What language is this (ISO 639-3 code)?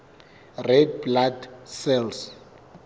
sot